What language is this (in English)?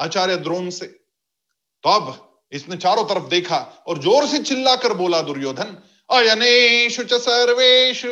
Hindi